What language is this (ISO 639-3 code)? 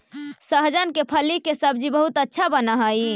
mag